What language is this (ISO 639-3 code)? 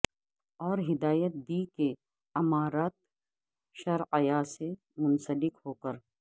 urd